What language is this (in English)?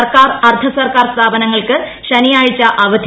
Malayalam